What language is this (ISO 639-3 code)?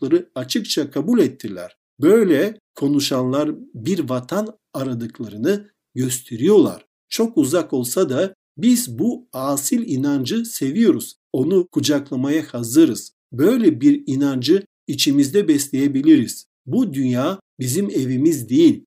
tur